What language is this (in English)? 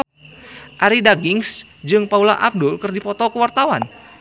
Sundanese